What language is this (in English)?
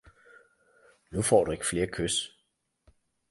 Danish